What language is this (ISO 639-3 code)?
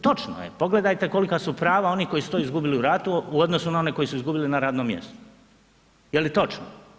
hrv